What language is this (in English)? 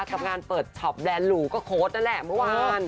Thai